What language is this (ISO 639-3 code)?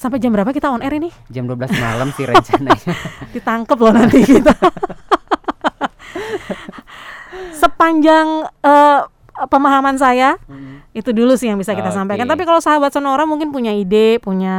ind